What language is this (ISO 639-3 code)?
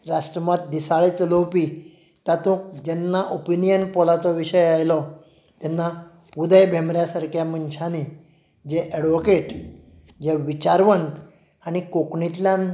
kok